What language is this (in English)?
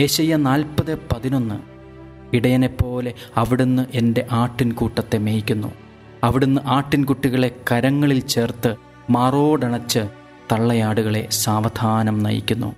Malayalam